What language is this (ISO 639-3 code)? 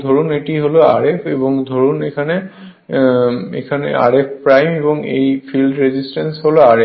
ben